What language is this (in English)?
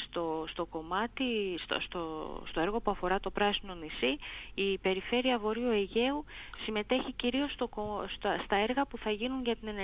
Greek